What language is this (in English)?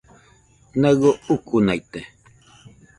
Nüpode Huitoto